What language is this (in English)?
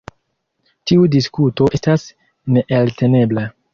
Esperanto